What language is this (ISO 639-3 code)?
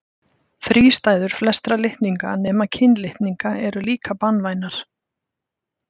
isl